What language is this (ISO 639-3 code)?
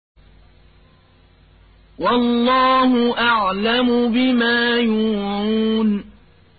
ara